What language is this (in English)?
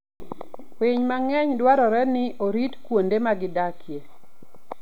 Luo (Kenya and Tanzania)